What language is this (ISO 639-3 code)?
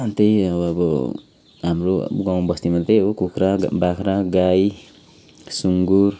nep